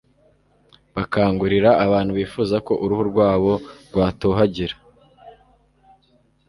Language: Kinyarwanda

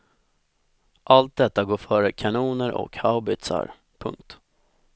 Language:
Swedish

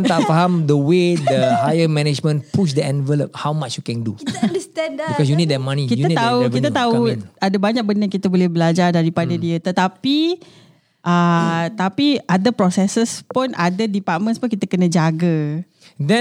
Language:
Malay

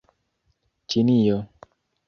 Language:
Esperanto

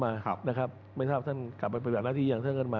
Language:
Thai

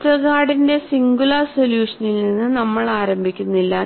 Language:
Malayalam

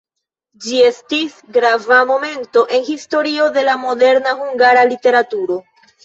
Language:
Esperanto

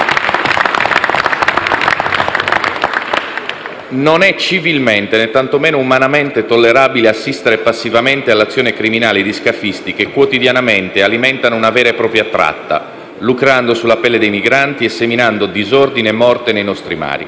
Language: Italian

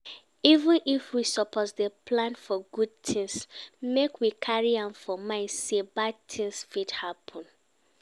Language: Nigerian Pidgin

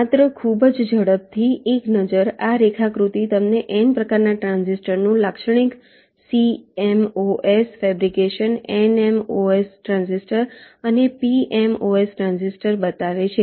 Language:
Gujarati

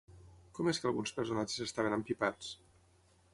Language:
Catalan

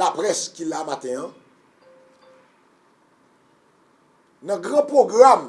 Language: French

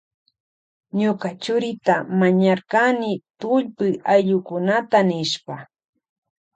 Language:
Loja Highland Quichua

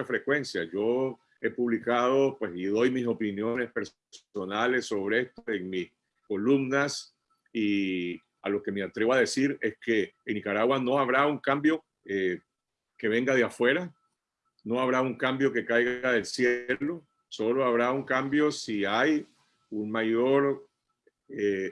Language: Spanish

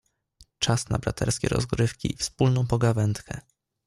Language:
Polish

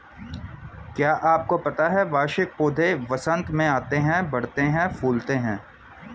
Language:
Hindi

